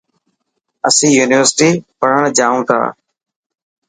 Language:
Dhatki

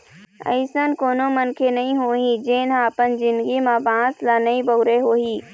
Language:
Chhattisgarhi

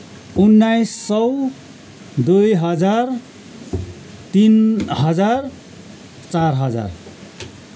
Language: Nepali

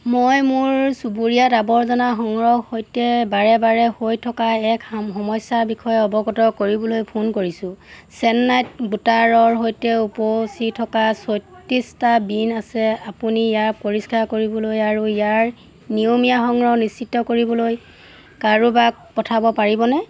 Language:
Assamese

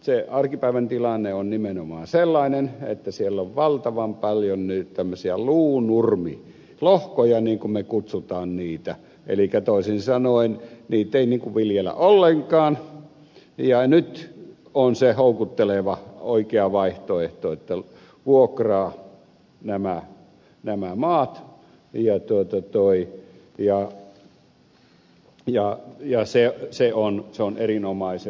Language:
Finnish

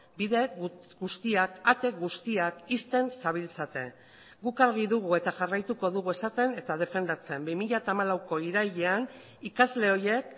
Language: Basque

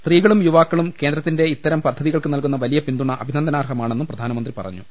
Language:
Malayalam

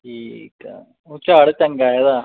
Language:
Punjabi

